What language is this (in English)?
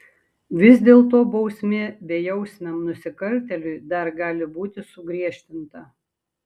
Lithuanian